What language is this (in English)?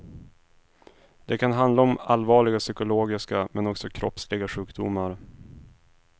Swedish